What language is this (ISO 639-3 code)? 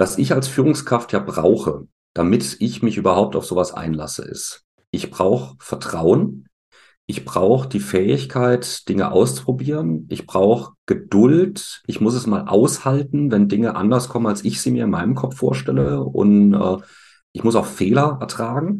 deu